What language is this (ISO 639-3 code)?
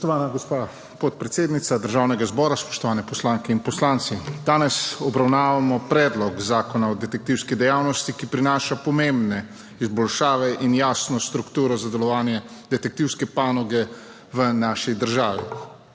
slv